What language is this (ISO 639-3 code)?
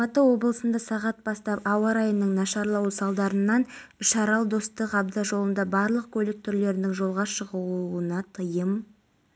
kaz